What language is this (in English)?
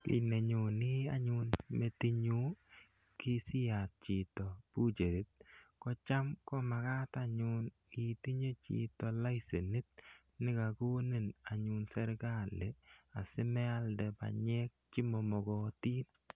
Kalenjin